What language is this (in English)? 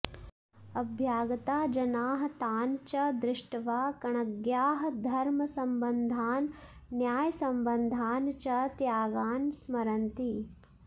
Sanskrit